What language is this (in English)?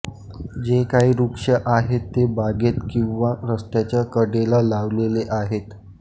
Marathi